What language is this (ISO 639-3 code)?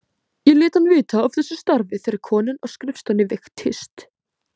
isl